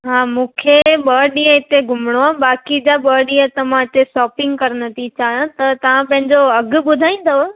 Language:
Sindhi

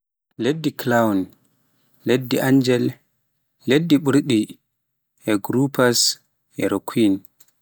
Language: Pular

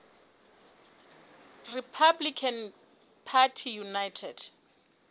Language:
Southern Sotho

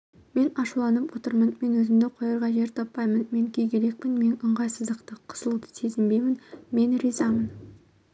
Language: Kazakh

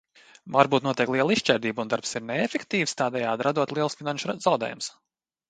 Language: Latvian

